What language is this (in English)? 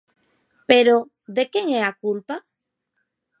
Galician